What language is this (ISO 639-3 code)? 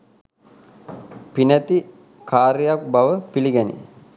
sin